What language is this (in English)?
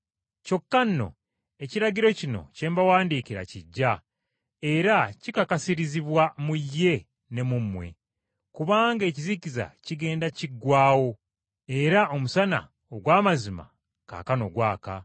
Ganda